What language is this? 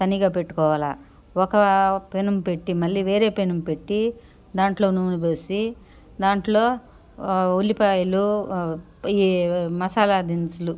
Telugu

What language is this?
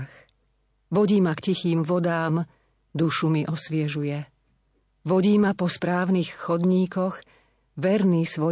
Slovak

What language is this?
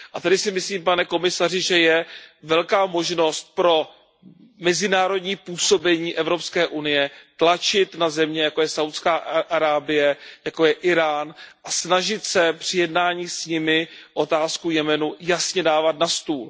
Czech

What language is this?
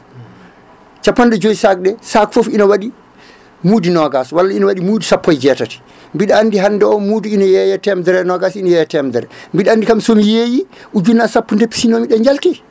Fula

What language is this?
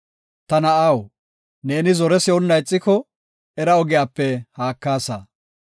Gofa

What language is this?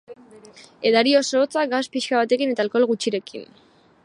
Basque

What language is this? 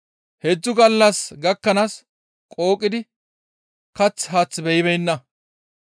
Gamo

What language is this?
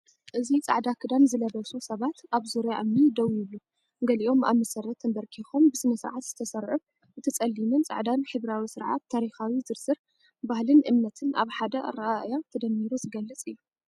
Tigrinya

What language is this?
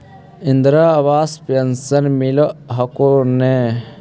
Magahi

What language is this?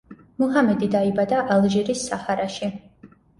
Georgian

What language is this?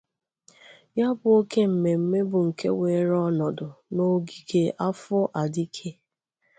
Igbo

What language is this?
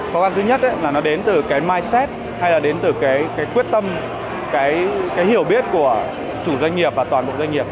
Vietnamese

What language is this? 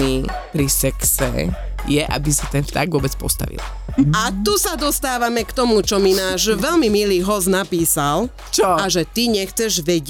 Slovak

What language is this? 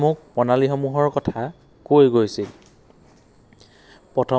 Assamese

